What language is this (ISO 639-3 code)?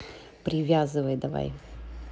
rus